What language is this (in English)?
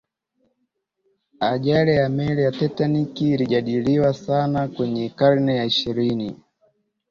Swahili